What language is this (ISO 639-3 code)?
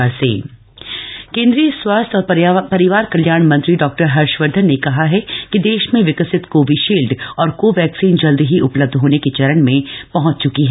hin